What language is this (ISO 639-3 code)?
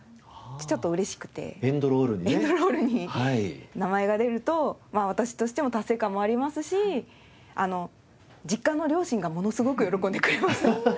jpn